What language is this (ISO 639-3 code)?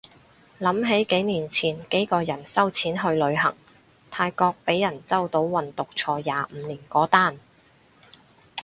yue